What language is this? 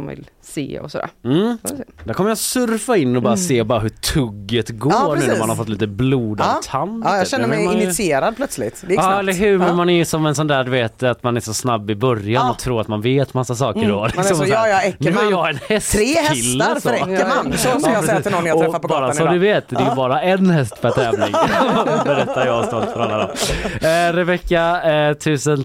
Swedish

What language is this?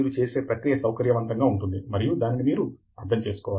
Telugu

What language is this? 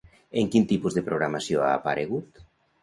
Catalan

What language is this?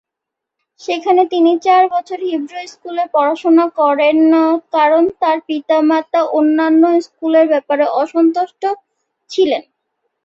Bangla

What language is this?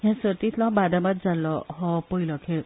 Konkani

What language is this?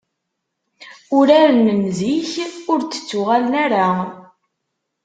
Kabyle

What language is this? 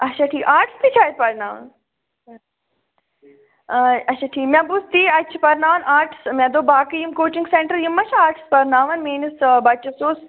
Kashmiri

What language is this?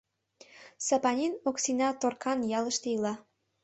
Mari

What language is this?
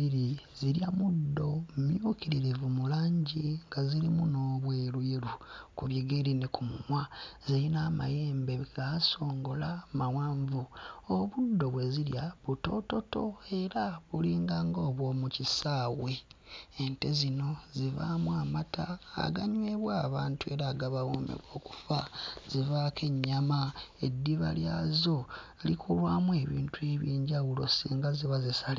Ganda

